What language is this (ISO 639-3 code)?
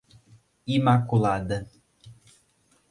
por